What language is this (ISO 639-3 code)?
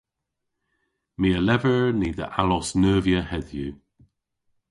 cor